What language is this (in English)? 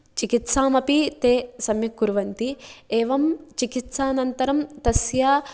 Sanskrit